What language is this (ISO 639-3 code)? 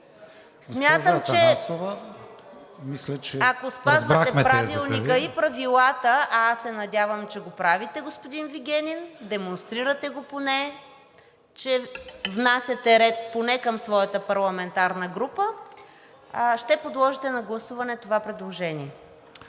bul